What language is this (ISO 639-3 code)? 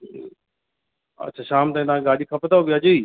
snd